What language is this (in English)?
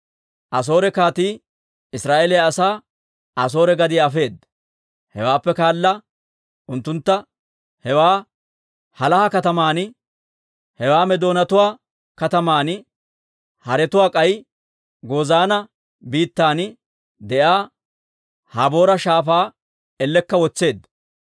Dawro